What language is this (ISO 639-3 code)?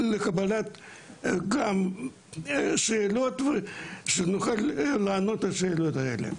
heb